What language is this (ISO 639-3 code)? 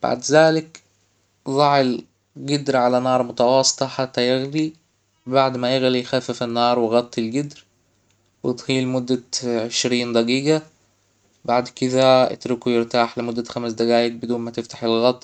acw